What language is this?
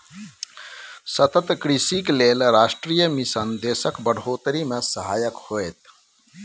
Maithili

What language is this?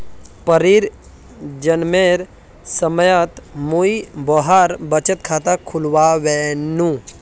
Magahi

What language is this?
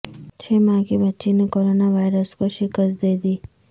Urdu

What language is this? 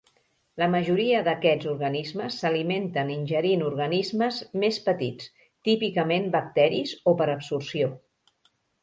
Catalan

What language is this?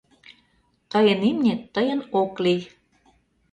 Mari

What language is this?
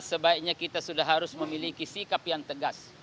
Indonesian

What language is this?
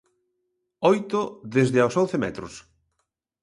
Galician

